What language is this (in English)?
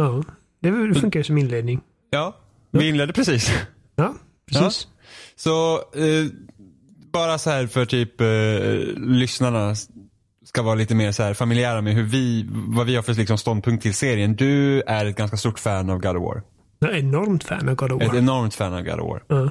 Swedish